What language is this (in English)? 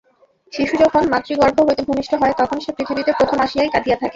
Bangla